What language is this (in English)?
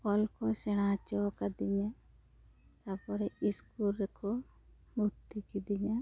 Santali